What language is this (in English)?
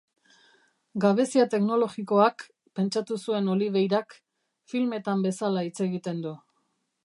Basque